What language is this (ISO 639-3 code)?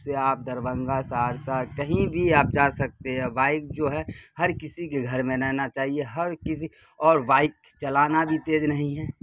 urd